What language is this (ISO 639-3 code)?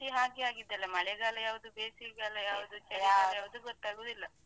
kan